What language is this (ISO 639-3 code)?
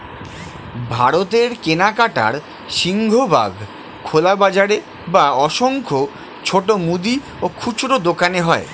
ben